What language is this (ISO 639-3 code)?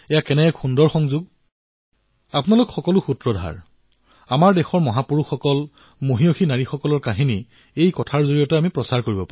asm